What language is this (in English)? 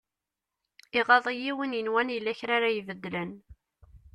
Kabyle